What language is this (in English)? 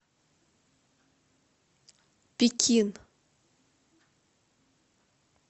Russian